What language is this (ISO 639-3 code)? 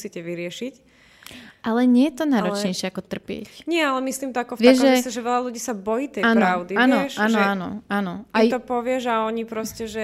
slk